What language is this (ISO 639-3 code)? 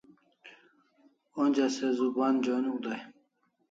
kls